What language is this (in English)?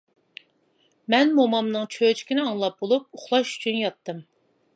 Uyghur